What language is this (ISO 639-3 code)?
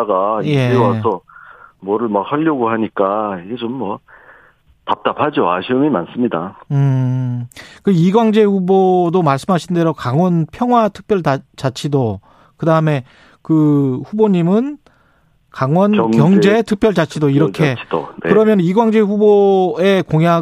kor